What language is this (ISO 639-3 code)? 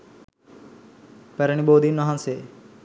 sin